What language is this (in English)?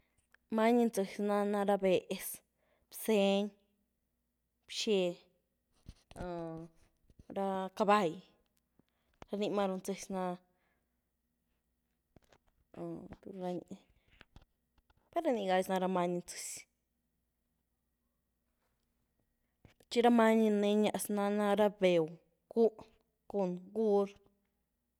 Güilá Zapotec